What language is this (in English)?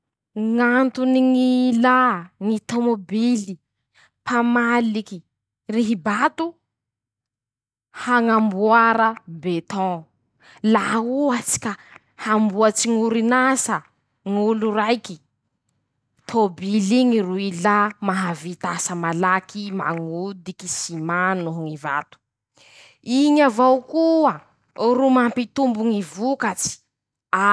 Masikoro Malagasy